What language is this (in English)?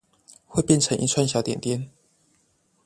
Chinese